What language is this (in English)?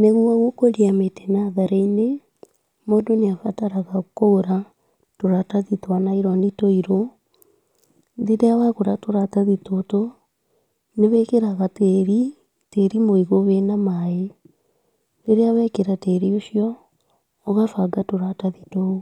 Kikuyu